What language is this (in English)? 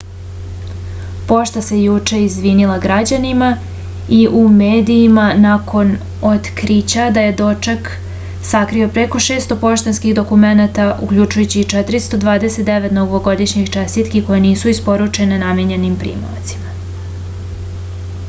Serbian